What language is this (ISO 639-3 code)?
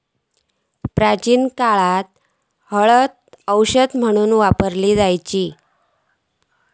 mar